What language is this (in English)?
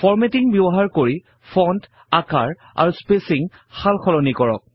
Assamese